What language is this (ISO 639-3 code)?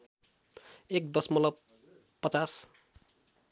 nep